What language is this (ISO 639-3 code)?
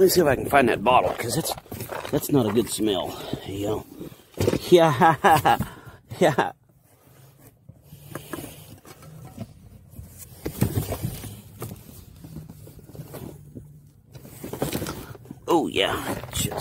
eng